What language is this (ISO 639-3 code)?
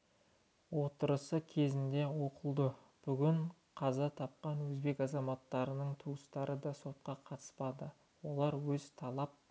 kaz